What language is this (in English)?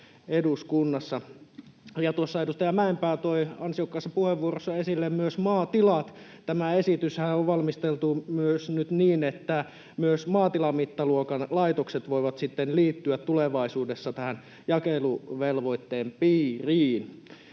Finnish